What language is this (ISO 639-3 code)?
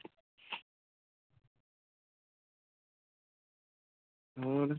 pan